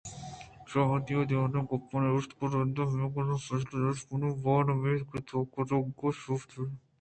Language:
Eastern Balochi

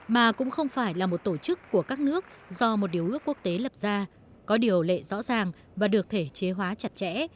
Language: Vietnamese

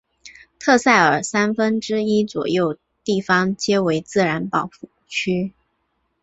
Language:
Chinese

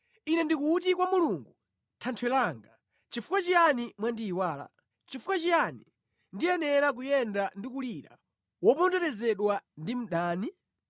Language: Nyanja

